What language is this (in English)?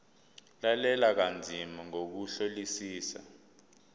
Zulu